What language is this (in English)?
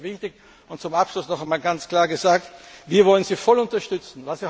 German